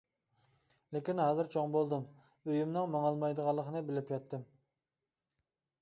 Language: Uyghur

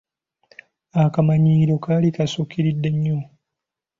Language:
Ganda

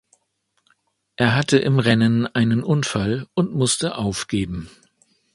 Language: German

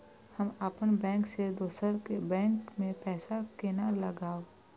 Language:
Maithili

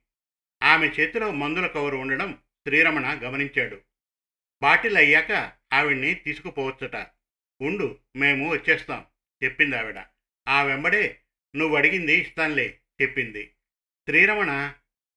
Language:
Telugu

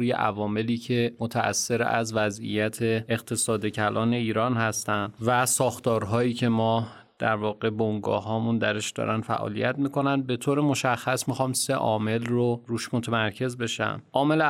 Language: Persian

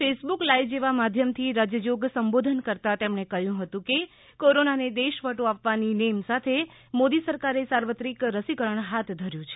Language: Gujarati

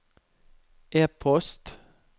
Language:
Norwegian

